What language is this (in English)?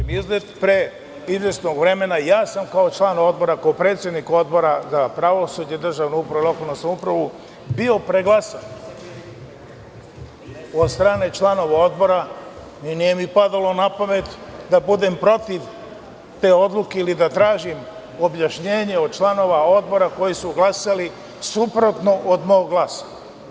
Serbian